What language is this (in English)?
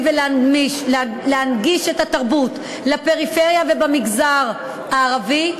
Hebrew